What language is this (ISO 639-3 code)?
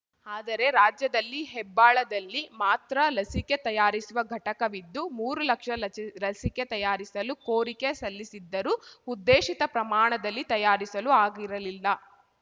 kan